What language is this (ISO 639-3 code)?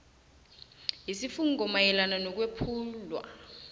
nbl